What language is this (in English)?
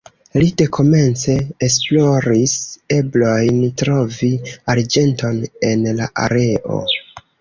Esperanto